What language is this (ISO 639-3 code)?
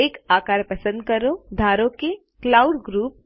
guj